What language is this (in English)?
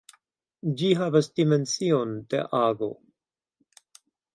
Esperanto